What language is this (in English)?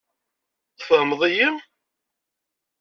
Kabyle